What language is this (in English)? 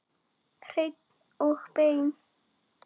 Icelandic